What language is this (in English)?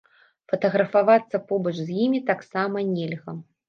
Belarusian